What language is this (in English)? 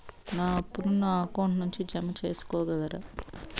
Telugu